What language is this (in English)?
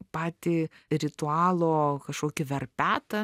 Lithuanian